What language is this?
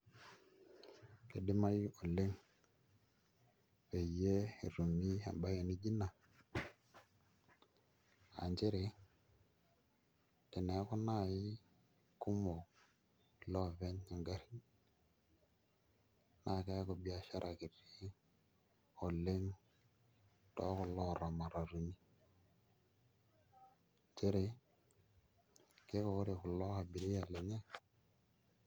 Masai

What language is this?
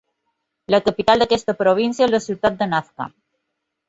Catalan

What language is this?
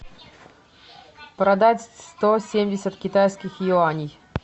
Russian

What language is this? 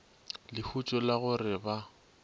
Northern Sotho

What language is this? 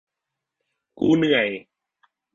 Thai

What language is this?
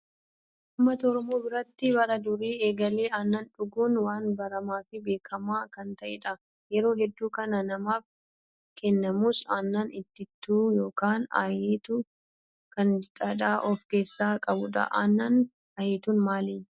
Oromo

